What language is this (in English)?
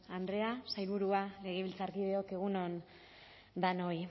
Basque